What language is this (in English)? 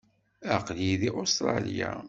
Kabyle